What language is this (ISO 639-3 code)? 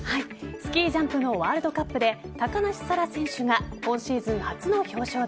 jpn